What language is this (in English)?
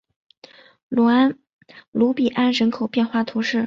Chinese